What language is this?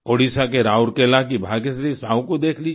Hindi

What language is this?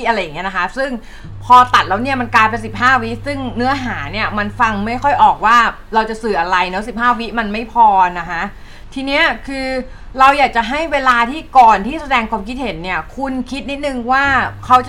Thai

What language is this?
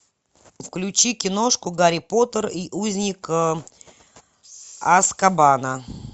Russian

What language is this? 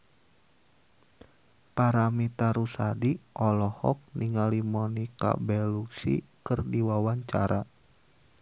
Sundanese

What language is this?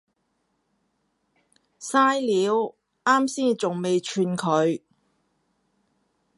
Cantonese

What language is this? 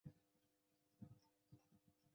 Chinese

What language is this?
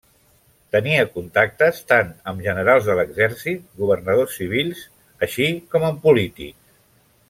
Catalan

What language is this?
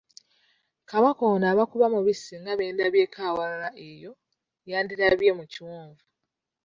Ganda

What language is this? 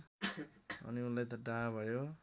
Nepali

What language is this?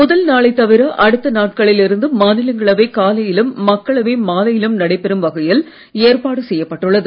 Tamil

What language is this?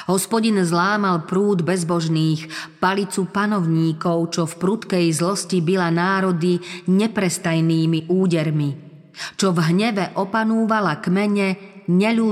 Slovak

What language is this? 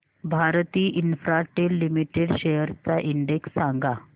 Marathi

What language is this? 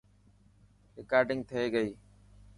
Dhatki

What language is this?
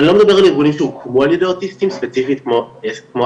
Hebrew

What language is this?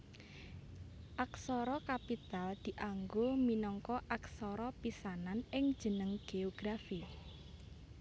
Javanese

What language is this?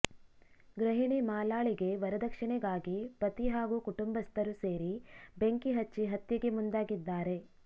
Kannada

